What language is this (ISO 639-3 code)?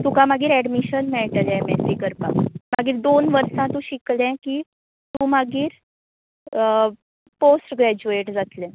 kok